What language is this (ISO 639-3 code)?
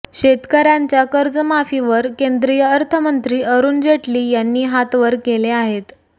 mar